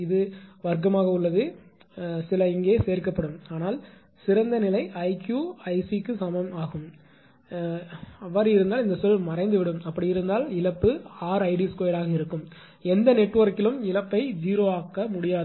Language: Tamil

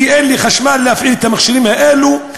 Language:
Hebrew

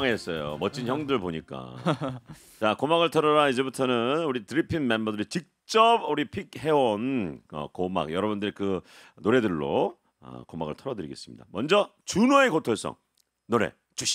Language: Korean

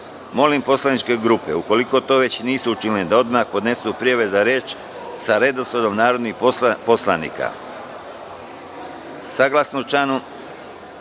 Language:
Serbian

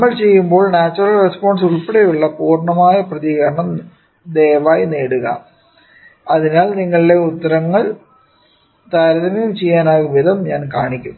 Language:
Malayalam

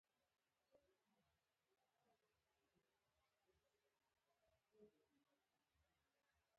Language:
Pashto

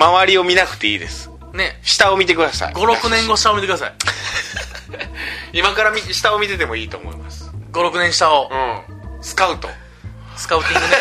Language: Japanese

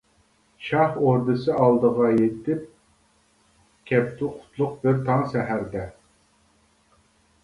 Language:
Uyghur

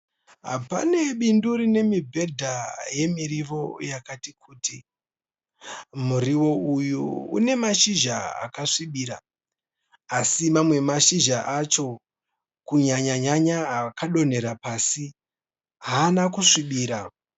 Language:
Shona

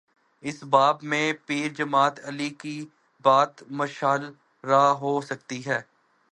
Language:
Urdu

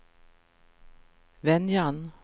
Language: Swedish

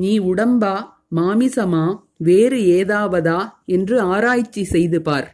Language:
Tamil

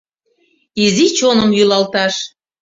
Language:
Mari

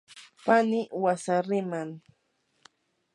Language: Yanahuanca Pasco Quechua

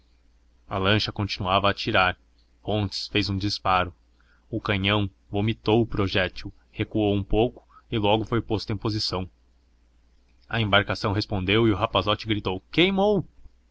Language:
Portuguese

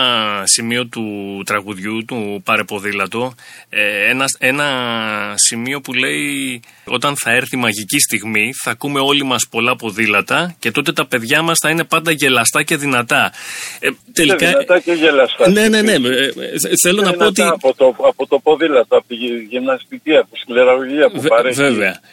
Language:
Greek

